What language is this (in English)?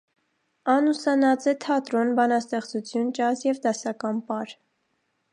Armenian